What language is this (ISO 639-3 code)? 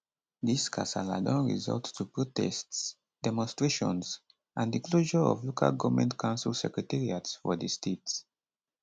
pcm